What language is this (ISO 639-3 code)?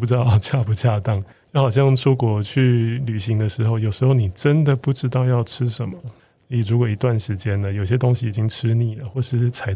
zho